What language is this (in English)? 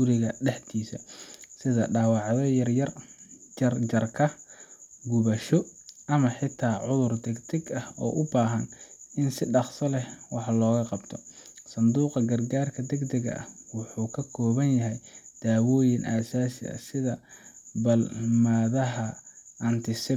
Somali